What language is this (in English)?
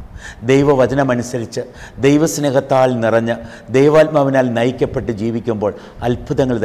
Malayalam